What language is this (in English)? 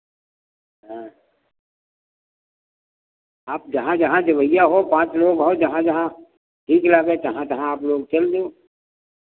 Hindi